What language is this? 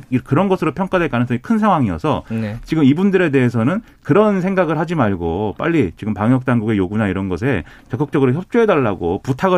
Korean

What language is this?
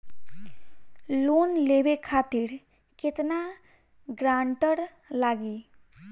Bhojpuri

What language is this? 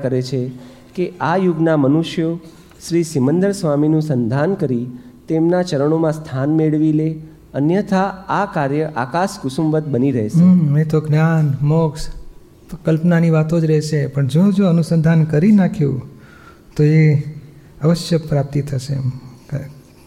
Gujarati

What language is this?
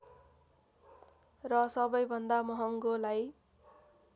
Nepali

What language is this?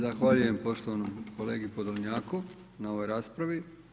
Croatian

